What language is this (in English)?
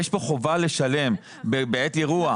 Hebrew